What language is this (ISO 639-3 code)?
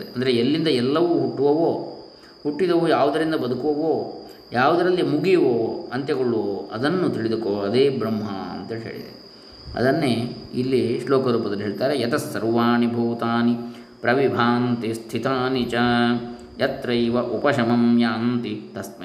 kan